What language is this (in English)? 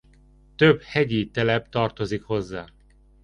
Hungarian